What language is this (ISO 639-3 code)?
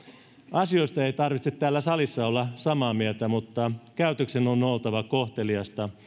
fin